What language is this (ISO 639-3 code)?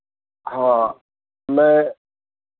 hin